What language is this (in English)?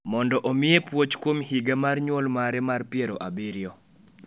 Luo (Kenya and Tanzania)